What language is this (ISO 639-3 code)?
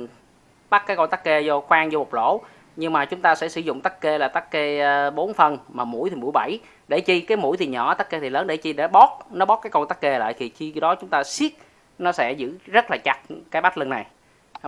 vie